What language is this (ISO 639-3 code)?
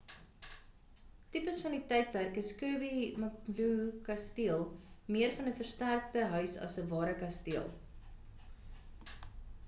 afr